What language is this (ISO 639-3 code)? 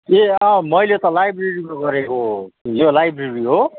nep